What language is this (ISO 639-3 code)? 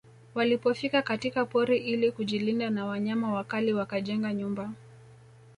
swa